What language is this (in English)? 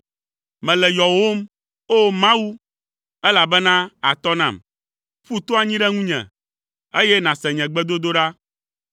Ewe